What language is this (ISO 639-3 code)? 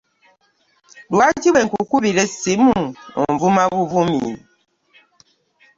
lug